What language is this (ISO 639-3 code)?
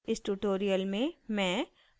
hin